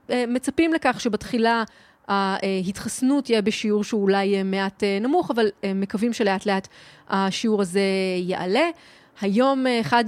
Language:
Hebrew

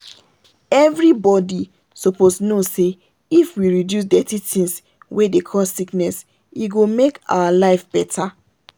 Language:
Nigerian Pidgin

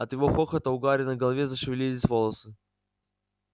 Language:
Russian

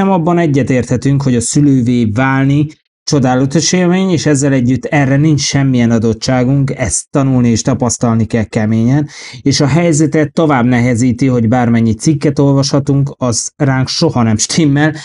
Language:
Hungarian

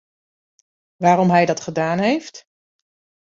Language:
Dutch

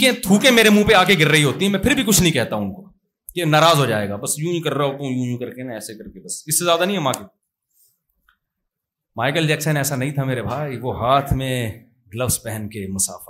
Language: Urdu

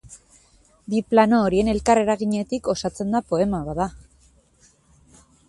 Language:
Basque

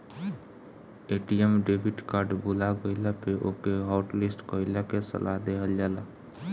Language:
Bhojpuri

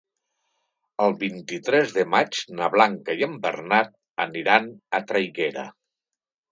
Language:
Catalan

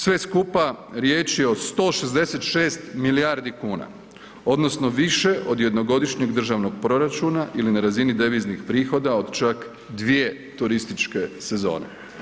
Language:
Croatian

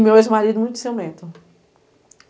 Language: Portuguese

